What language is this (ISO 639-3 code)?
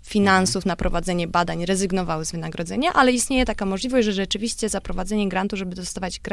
pol